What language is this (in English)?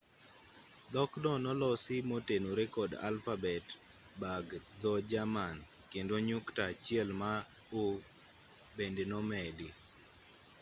Luo (Kenya and Tanzania)